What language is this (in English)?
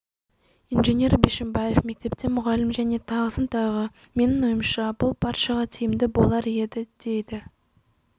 Kazakh